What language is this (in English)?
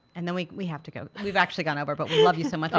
English